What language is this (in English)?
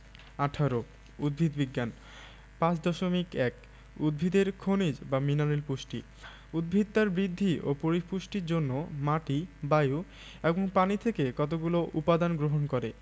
Bangla